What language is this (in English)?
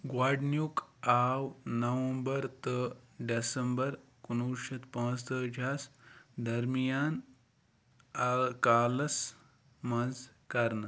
Kashmiri